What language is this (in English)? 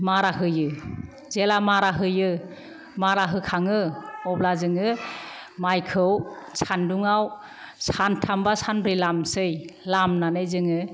Bodo